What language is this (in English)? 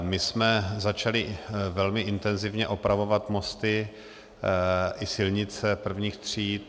Czech